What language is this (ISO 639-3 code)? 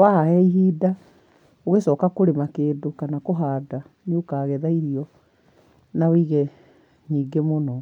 kik